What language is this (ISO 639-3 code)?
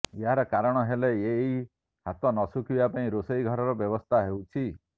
ori